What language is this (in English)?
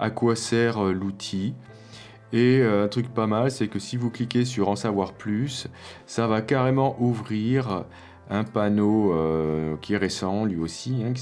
French